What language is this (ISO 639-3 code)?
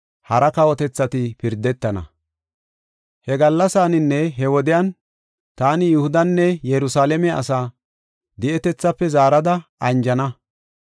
gof